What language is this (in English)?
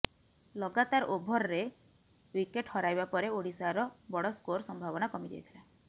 Odia